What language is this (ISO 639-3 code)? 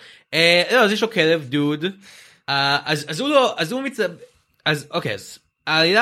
heb